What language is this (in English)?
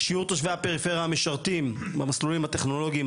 Hebrew